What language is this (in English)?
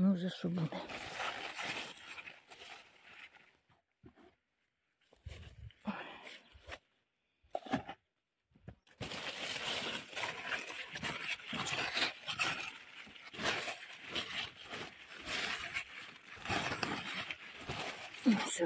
Ukrainian